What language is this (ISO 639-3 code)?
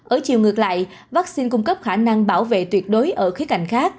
vie